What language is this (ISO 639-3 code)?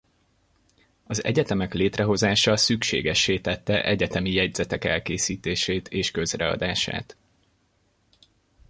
hun